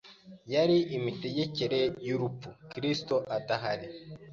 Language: Kinyarwanda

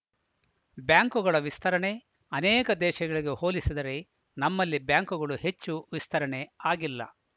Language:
Kannada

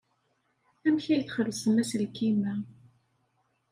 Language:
Kabyle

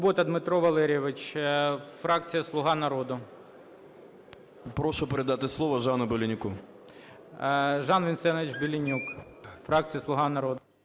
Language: Ukrainian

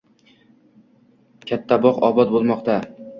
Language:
Uzbek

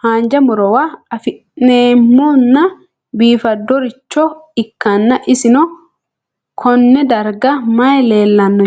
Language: Sidamo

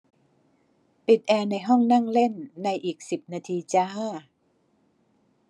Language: Thai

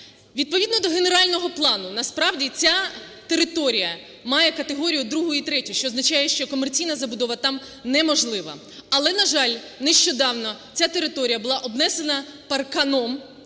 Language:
Ukrainian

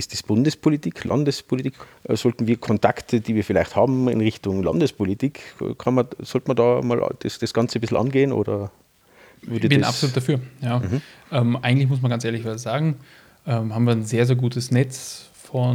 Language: German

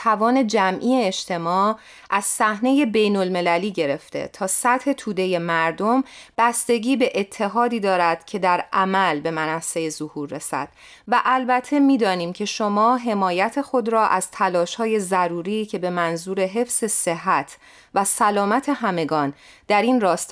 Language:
Persian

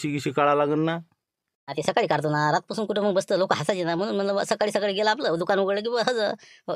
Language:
Marathi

